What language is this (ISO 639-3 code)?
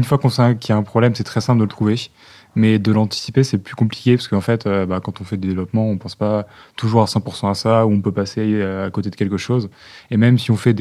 fra